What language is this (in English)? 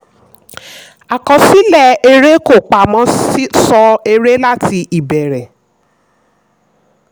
Yoruba